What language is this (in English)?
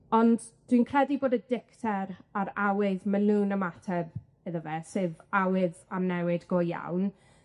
Welsh